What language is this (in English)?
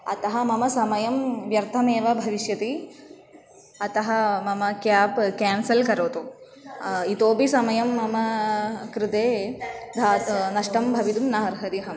Sanskrit